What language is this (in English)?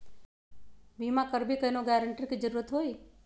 Magahi